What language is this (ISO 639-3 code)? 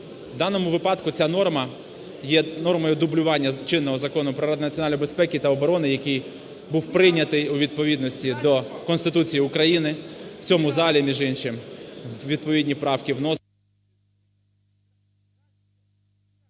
ukr